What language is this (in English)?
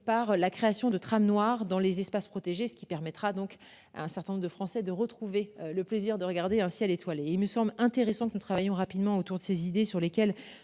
French